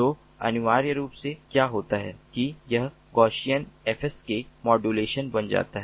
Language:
Hindi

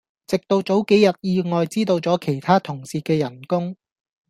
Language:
Cantonese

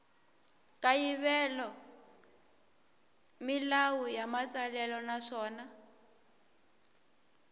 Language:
Tsonga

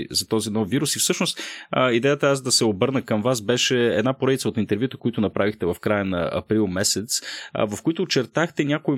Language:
Bulgarian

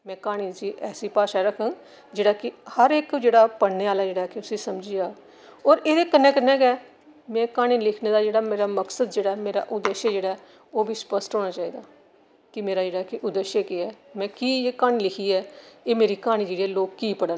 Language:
Dogri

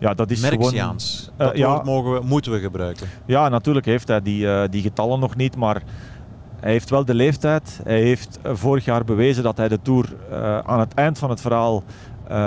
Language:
Dutch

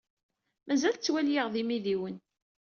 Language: Kabyle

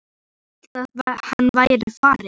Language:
Icelandic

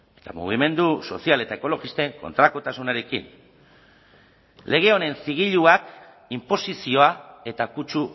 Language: Basque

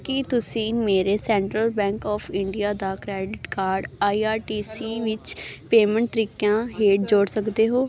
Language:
Punjabi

